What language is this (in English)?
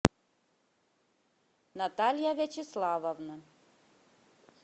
Russian